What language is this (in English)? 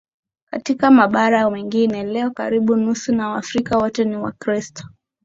Swahili